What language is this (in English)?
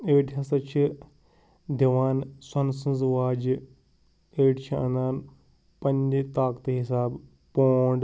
Kashmiri